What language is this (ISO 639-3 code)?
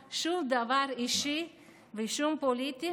heb